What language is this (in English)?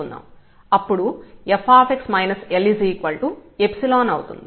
Telugu